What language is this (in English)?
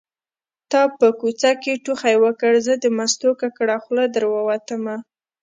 Pashto